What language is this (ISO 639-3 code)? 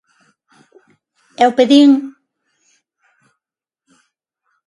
glg